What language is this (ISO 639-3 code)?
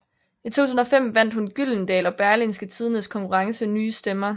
dan